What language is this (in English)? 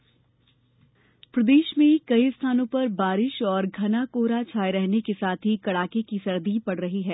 Hindi